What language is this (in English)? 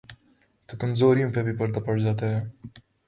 Urdu